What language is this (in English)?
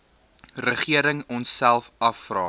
Afrikaans